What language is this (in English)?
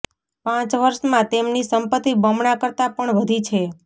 Gujarati